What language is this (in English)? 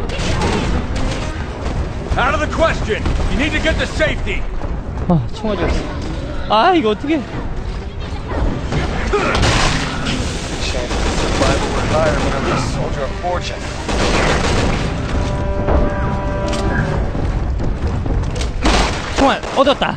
Korean